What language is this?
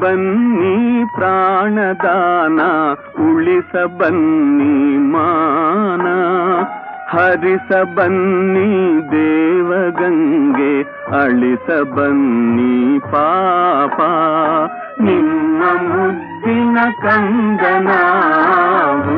Kannada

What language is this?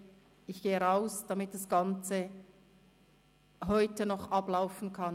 Swiss German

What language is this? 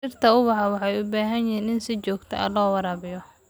Somali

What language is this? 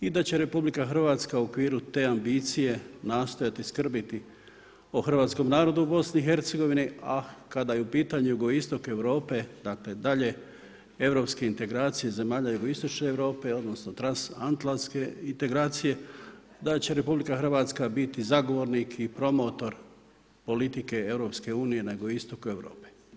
Croatian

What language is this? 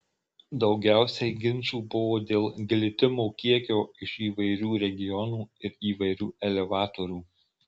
Lithuanian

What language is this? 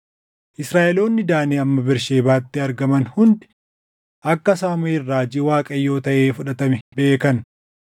Oromo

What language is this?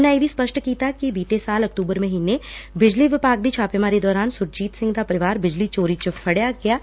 Punjabi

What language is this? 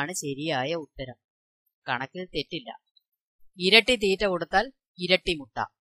Malayalam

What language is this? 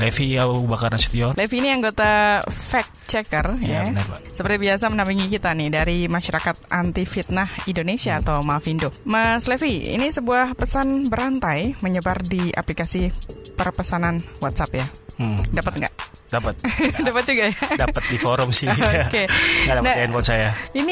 Indonesian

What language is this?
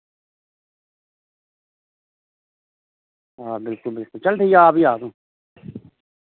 Dogri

